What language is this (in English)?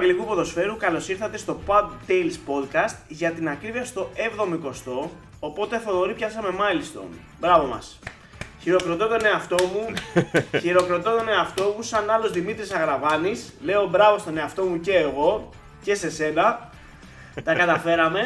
Greek